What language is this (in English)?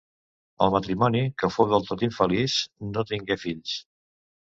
Catalan